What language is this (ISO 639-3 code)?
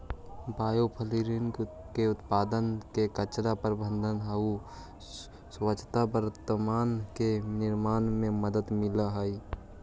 mag